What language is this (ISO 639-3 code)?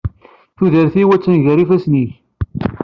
kab